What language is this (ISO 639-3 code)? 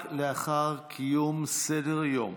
heb